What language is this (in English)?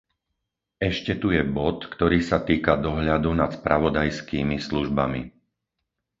Slovak